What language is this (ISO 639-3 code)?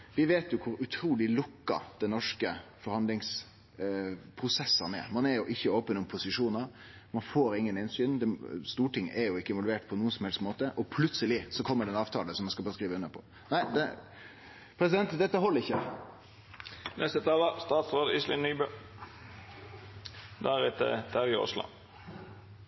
nor